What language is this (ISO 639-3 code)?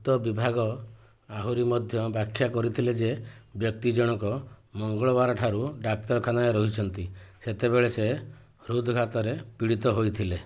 ori